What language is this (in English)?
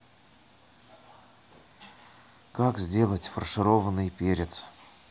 Russian